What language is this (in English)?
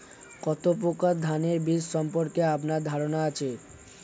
Bangla